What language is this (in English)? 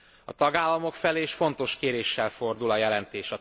Hungarian